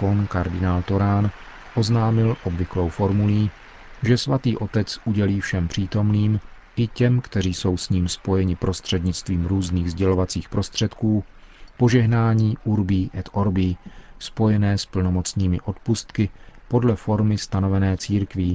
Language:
Czech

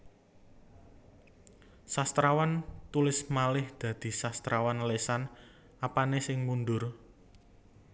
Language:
Javanese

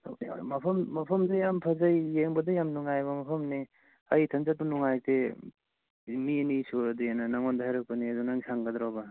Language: Manipuri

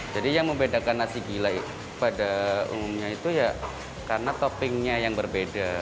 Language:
Indonesian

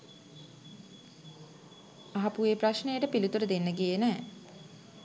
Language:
Sinhala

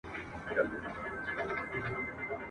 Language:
Pashto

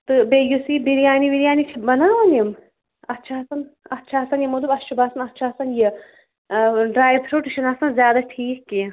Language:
Kashmiri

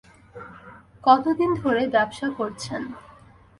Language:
Bangla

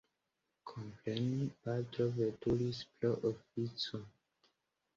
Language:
Esperanto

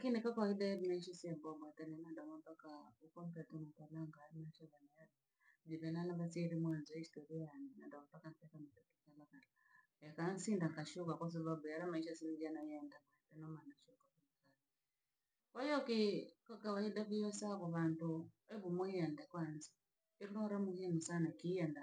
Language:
Langi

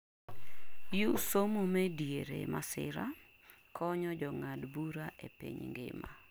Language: Luo (Kenya and Tanzania)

